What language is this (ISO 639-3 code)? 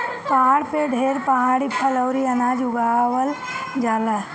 bho